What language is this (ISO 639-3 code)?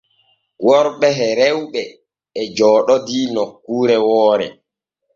fue